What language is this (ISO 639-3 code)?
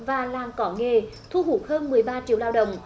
vie